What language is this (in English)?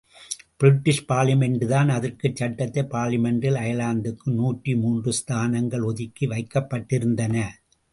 Tamil